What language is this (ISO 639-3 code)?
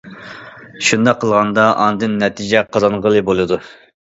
uig